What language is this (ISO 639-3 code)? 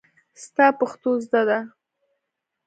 pus